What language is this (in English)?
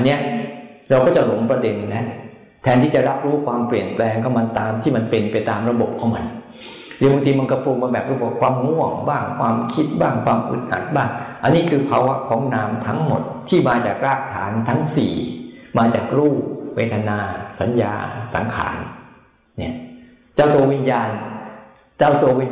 Thai